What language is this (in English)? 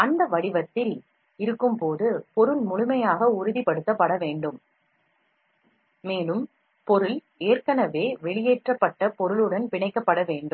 Tamil